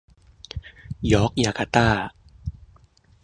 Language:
Thai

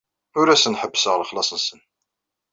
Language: Kabyle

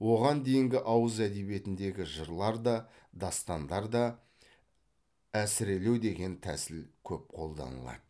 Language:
Kazakh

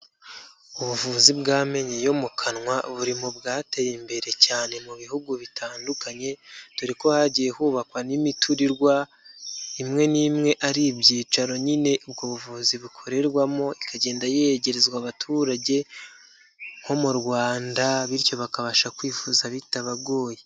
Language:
Kinyarwanda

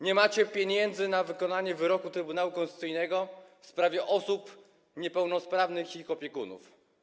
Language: Polish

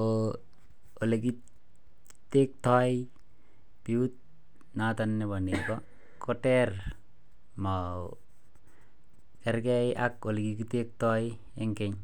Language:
Kalenjin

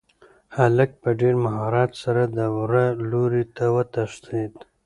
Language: Pashto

